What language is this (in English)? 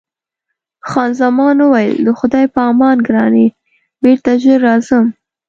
Pashto